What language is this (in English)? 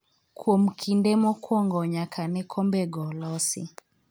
Luo (Kenya and Tanzania)